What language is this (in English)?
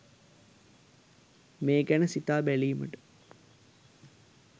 Sinhala